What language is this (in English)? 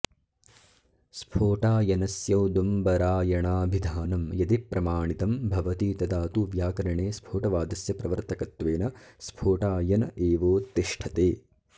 Sanskrit